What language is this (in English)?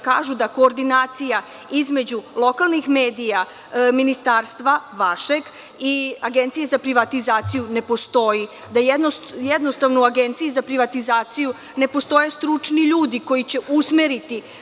Serbian